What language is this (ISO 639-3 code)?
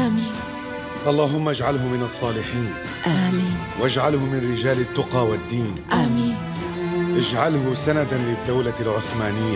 ara